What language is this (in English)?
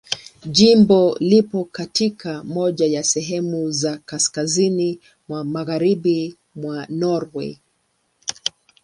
Swahili